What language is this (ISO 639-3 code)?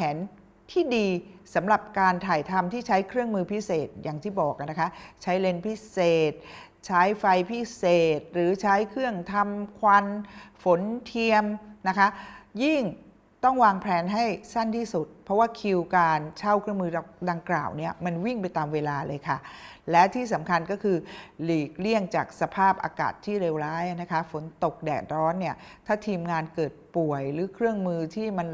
tha